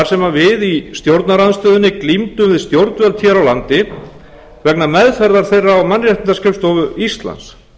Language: Icelandic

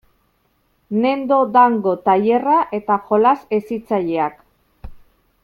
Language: Basque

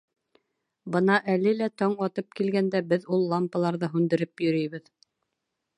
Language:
Bashkir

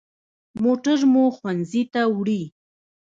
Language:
Pashto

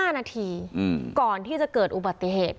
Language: Thai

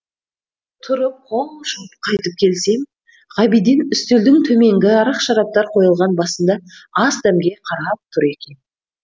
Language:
Kazakh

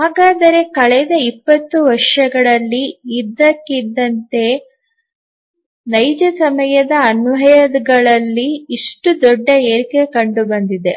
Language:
Kannada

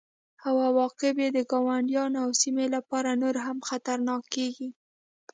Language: Pashto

